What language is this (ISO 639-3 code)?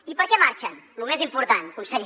cat